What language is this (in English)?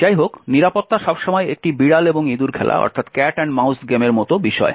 Bangla